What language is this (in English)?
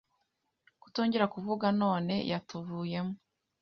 Kinyarwanda